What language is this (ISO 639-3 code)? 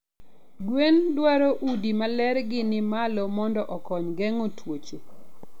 luo